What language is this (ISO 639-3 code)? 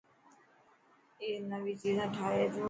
mki